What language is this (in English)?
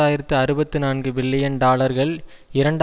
Tamil